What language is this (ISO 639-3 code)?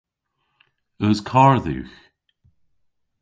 cor